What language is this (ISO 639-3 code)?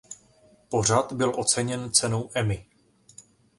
ces